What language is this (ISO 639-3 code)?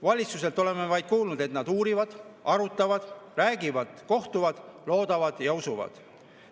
est